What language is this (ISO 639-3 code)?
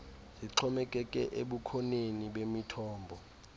xho